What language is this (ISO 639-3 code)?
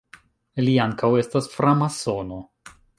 epo